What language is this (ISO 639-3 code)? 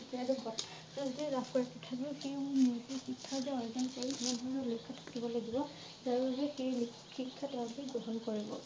asm